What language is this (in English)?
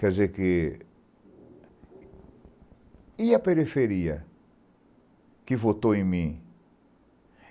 Portuguese